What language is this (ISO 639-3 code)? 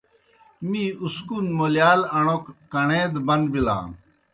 plk